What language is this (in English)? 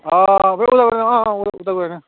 Bodo